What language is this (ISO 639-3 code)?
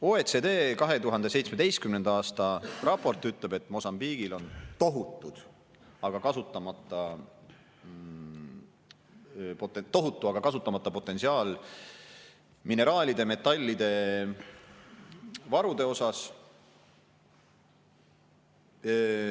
est